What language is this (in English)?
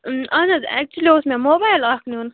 Kashmiri